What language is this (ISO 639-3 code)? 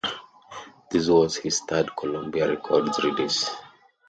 eng